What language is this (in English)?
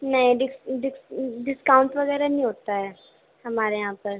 Urdu